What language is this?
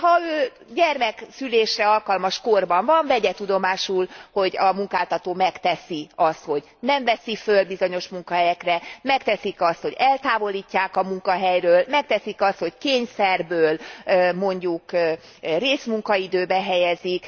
Hungarian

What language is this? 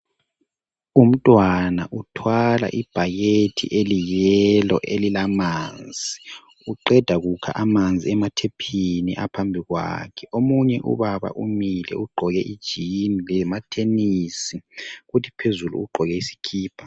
North Ndebele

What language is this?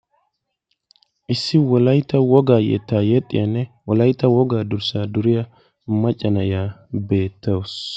Wolaytta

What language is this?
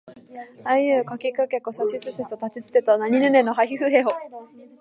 Japanese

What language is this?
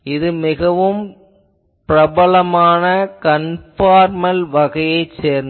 Tamil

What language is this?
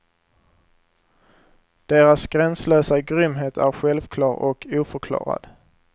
Swedish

